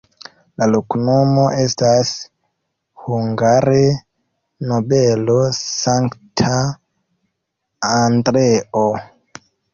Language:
Esperanto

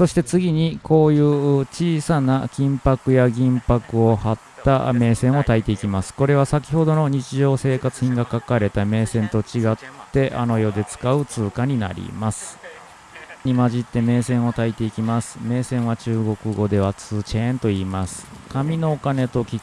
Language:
Japanese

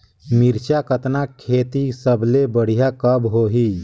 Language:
Chhattisgarhi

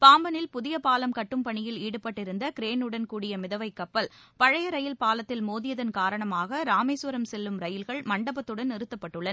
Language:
Tamil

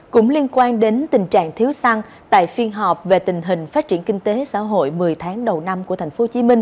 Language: Vietnamese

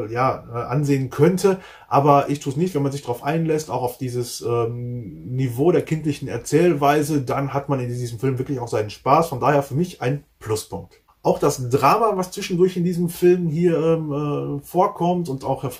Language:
German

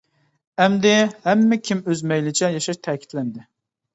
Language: Uyghur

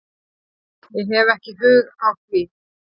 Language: Icelandic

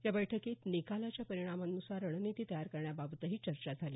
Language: Marathi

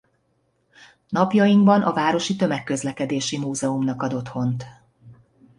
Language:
Hungarian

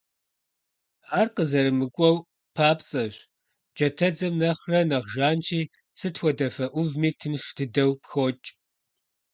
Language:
Kabardian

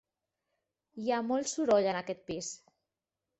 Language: Catalan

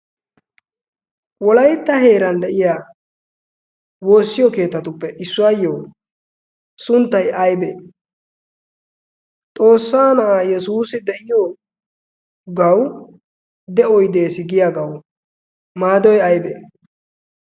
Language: Wolaytta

